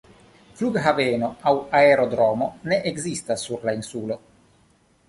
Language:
Esperanto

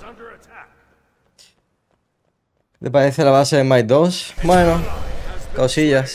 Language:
Spanish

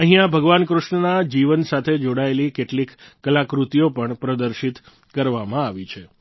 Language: Gujarati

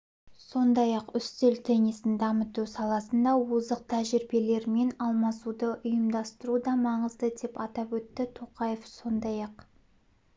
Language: Kazakh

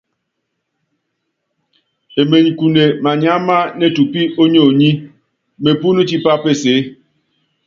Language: Yangben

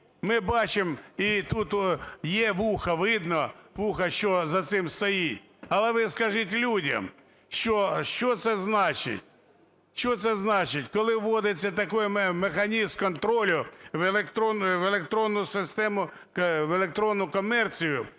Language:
Ukrainian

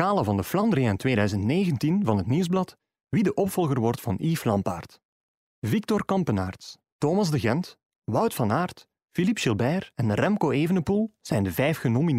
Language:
Dutch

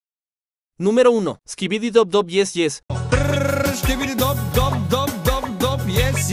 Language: Spanish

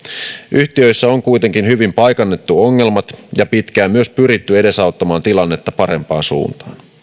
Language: Finnish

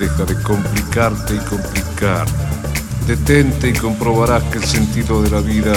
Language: Spanish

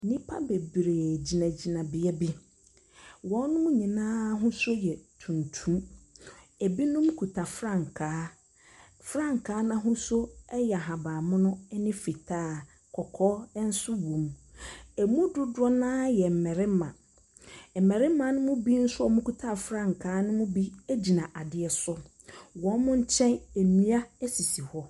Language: Akan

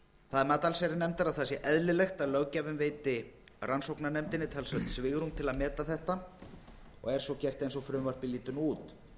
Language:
Icelandic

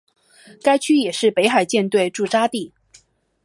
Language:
Chinese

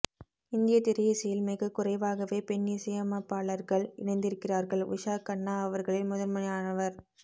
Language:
Tamil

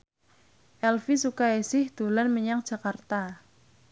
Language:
Javanese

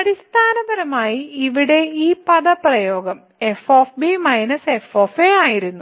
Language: Malayalam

